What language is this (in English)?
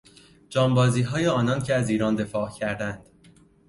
Persian